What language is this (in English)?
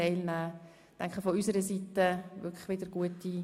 Swiss German